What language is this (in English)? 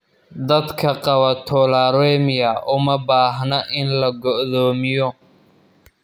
Somali